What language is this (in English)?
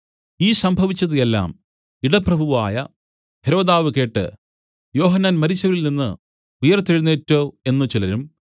Malayalam